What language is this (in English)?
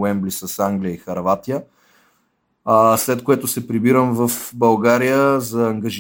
Bulgarian